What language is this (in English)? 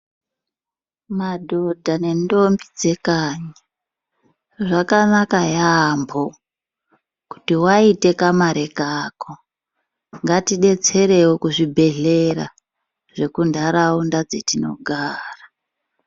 Ndau